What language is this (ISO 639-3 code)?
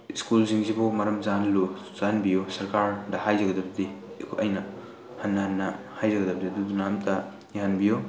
mni